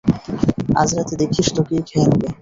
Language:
Bangla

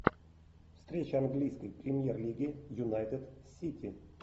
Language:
Russian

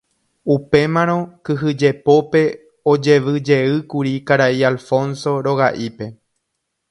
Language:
Guarani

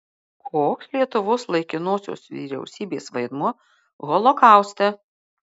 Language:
Lithuanian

